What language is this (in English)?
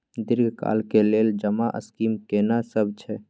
Maithili